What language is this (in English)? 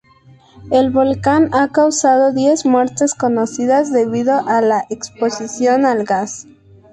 Spanish